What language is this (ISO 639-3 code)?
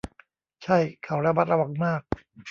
tha